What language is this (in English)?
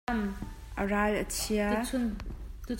Hakha Chin